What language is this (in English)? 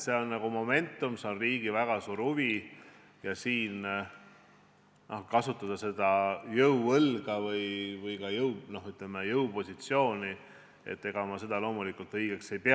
Estonian